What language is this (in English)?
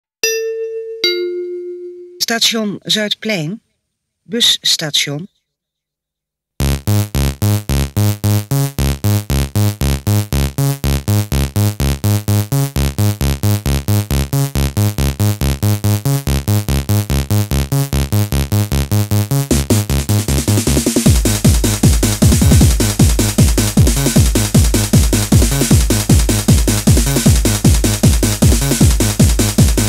Dutch